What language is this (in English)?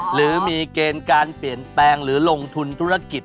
Thai